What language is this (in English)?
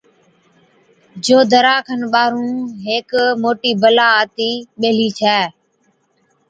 Od